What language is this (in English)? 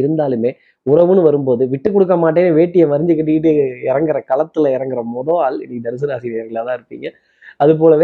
Tamil